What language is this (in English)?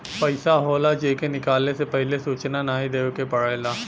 Bhojpuri